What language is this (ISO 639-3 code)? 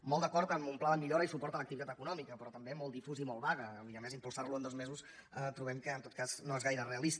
cat